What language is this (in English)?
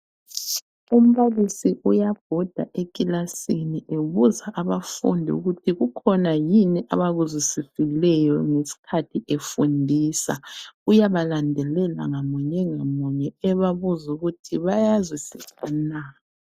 North Ndebele